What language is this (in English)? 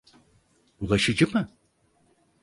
Turkish